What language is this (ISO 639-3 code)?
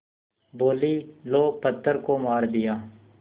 hin